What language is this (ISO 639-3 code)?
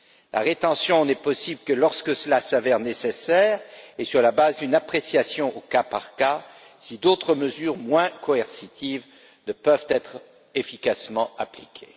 fra